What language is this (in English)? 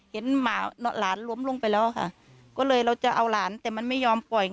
Thai